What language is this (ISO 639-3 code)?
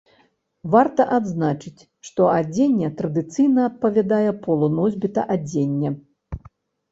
bel